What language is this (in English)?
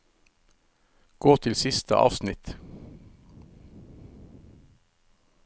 Norwegian